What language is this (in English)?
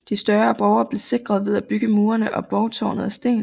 Danish